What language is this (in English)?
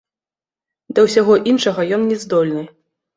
Belarusian